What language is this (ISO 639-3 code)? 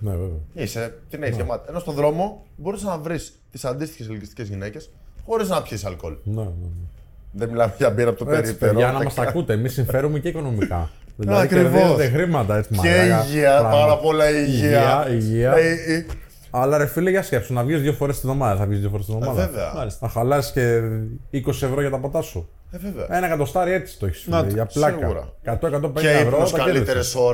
ell